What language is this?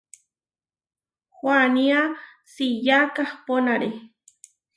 Huarijio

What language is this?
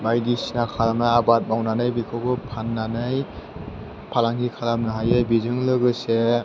Bodo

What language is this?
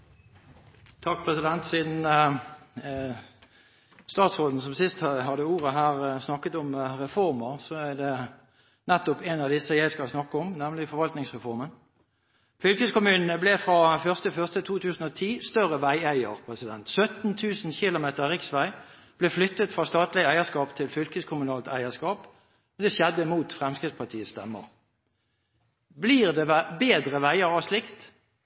Norwegian Bokmål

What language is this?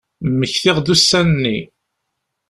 Kabyle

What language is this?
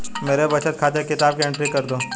Hindi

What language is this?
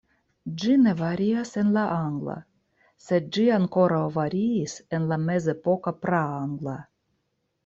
Esperanto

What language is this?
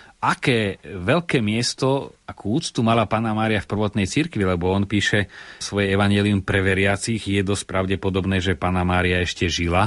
Slovak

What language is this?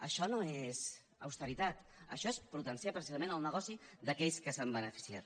Catalan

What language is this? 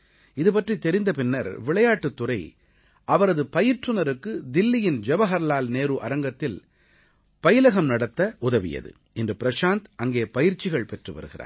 Tamil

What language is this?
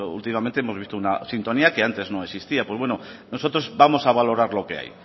Spanish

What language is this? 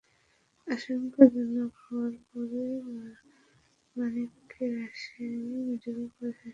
Bangla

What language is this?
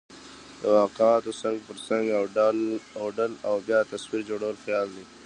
Pashto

